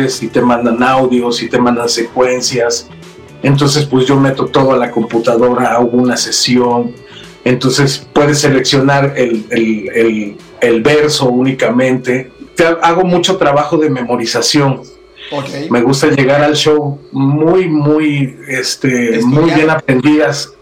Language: Spanish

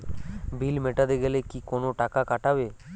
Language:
Bangla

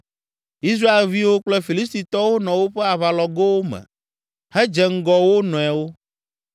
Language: Ewe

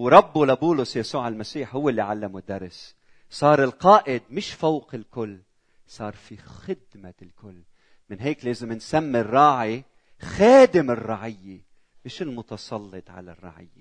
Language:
Arabic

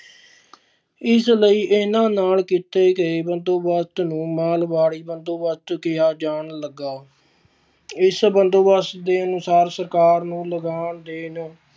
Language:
Punjabi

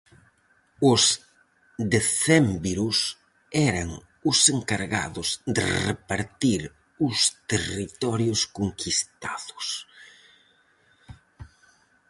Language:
Galician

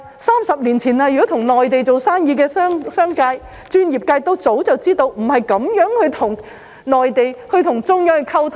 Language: Cantonese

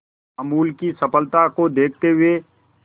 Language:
Hindi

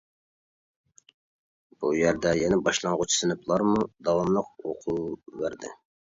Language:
Uyghur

